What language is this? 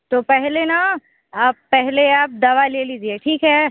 Hindi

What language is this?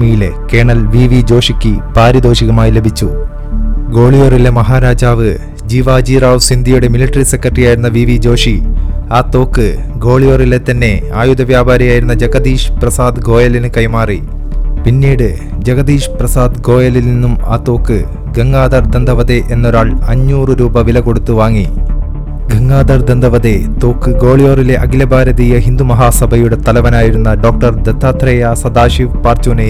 Malayalam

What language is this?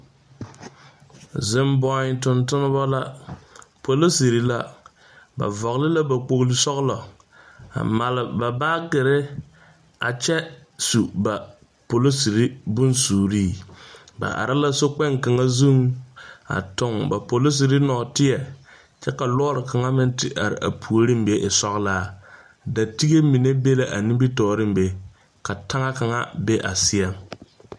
Southern Dagaare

